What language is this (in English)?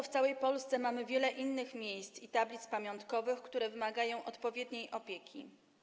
Polish